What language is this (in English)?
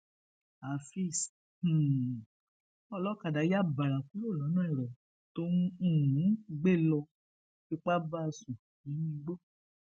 Yoruba